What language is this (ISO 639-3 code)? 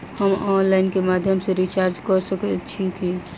mai